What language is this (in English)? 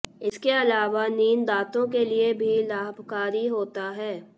Hindi